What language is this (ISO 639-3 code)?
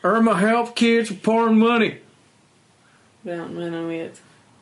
cym